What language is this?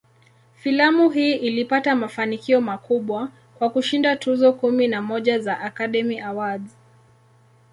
Swahili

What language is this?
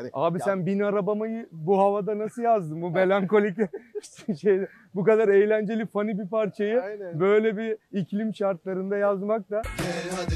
Turkish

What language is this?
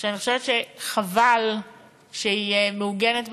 Hebrew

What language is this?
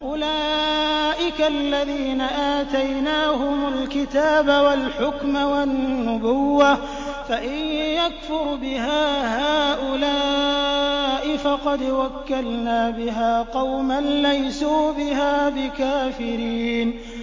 Arabic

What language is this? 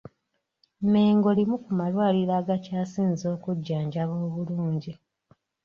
Ganda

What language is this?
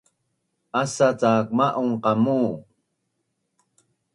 Bunun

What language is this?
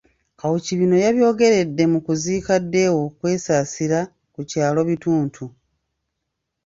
Ganda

